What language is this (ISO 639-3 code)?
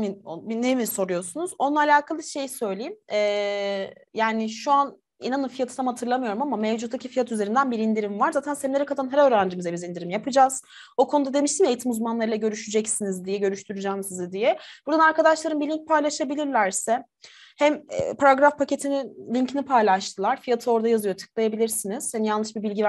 tur